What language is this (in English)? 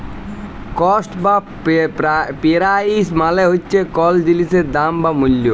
Bangla